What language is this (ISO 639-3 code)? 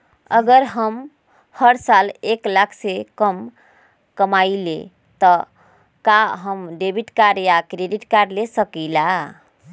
mag